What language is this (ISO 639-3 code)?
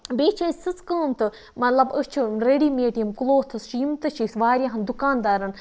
kas